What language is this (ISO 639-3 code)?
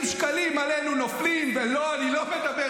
heb